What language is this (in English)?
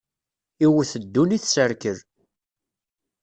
Kabyle